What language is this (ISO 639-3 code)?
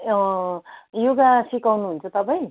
nep